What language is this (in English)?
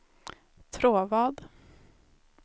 Swedish